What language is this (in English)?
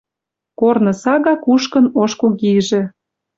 Western Mari